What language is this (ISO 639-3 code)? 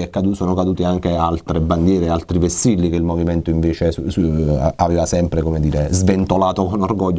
ita